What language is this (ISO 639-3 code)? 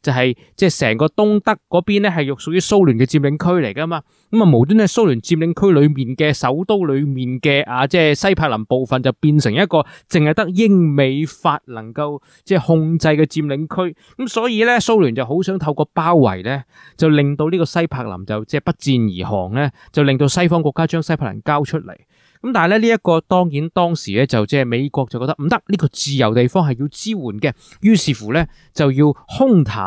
zho